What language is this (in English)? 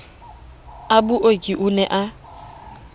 Southern Sotho